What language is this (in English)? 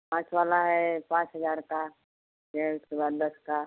Hindi